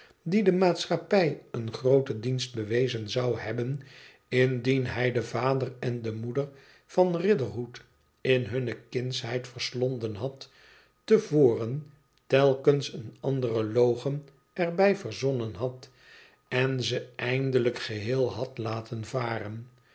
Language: Dutch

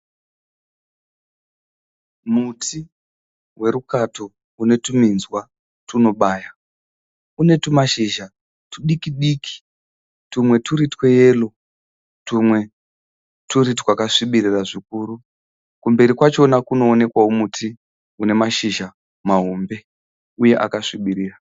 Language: Shona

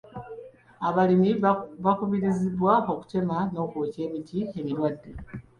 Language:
Ganda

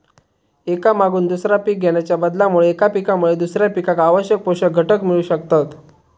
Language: Marathi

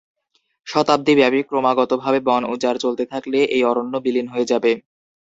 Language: Bangla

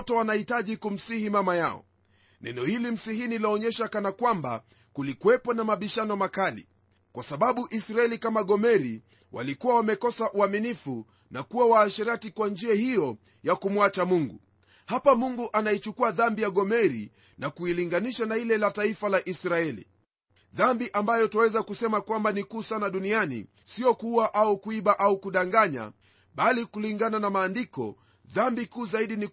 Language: Swahili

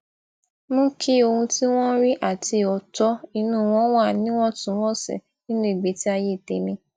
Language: Yoruba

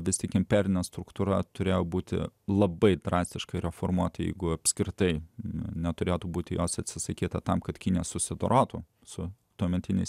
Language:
Lithuanian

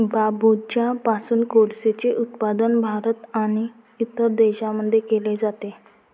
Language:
Marathi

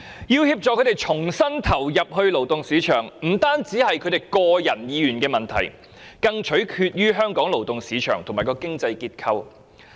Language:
Cantonese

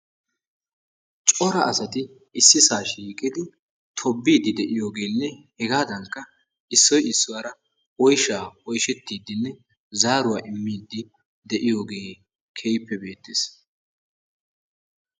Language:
Wolaytta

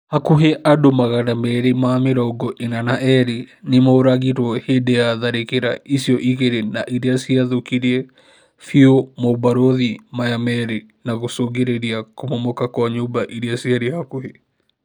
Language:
Kikuyu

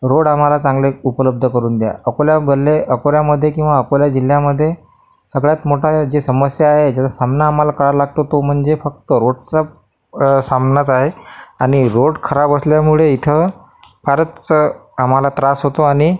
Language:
Marathi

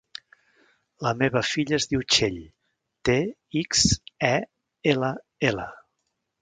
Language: Catalan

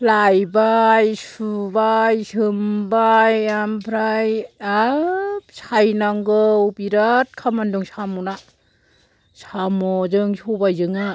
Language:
Bodo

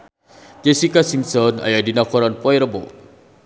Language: Sundanese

